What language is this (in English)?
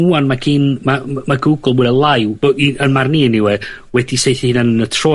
Welsh